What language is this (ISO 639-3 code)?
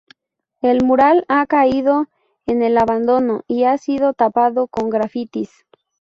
spa